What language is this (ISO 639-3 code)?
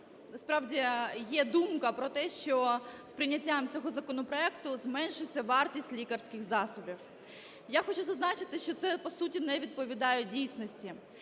ukr